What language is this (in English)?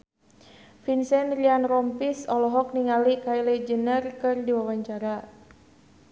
Sundanese